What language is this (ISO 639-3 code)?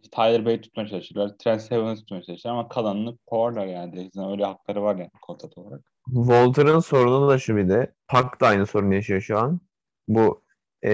tur